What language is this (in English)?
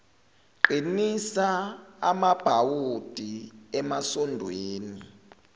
Zulu